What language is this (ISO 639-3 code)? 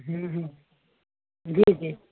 snd